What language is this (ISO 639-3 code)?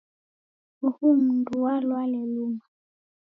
dav